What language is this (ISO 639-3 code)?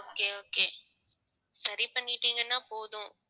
tam